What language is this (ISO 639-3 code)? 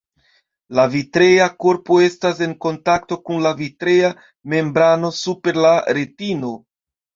epo